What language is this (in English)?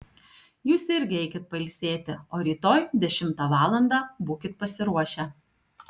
Lithuanian